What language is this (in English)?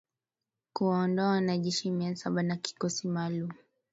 Swahili